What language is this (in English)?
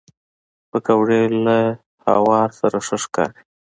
Pashto